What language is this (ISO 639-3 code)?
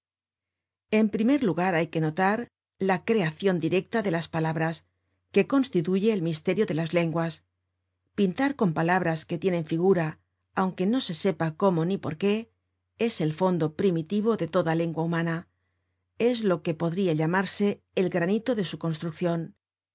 spa